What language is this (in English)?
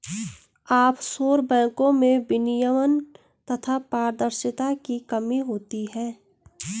Hindi